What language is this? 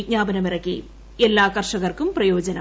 Malayalam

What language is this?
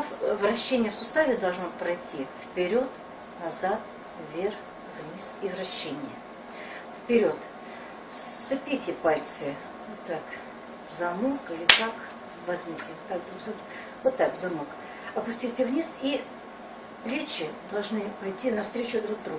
Russian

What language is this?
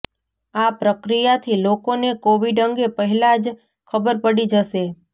Gujarati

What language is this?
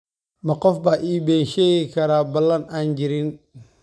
Somali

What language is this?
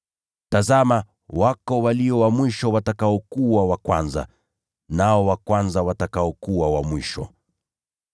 Swahili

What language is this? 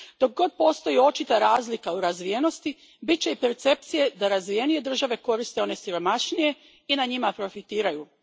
Croatian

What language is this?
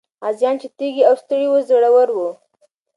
Pashto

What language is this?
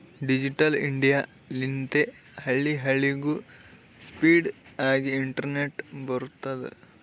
Kannada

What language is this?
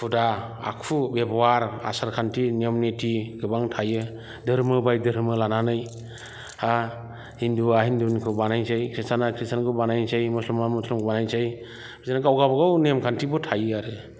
Bodo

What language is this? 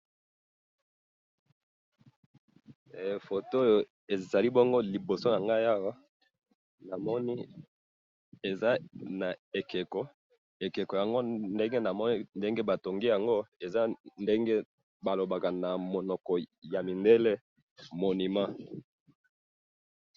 Lingala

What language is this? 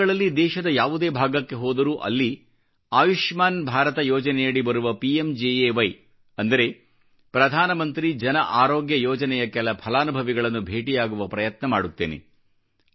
Kannada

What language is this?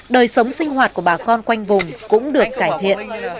Vietnamese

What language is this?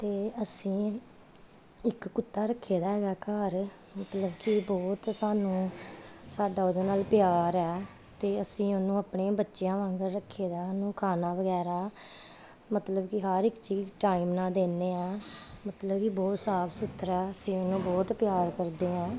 Punjabi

